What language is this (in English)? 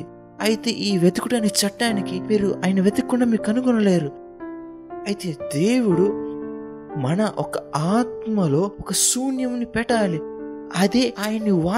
Telugu